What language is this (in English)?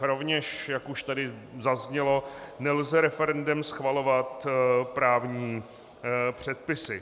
Czech